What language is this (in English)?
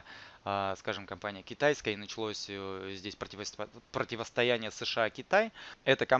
Russian